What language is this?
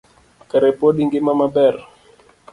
Luo (Kenya and Tanzania)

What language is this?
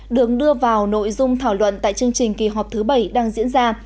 Vietnamese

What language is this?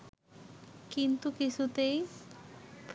Bangla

